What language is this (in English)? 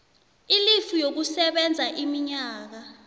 South Ndebele